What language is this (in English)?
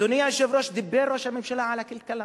Hebrew